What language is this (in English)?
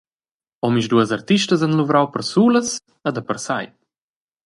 Romansh